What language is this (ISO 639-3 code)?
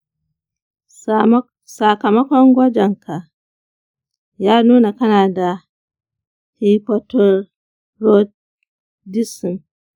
hau